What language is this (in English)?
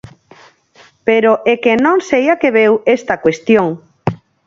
Galician